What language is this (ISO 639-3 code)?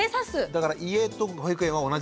jpn